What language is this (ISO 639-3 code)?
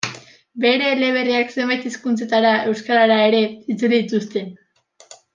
eus